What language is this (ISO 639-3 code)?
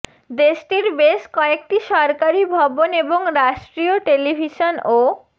ben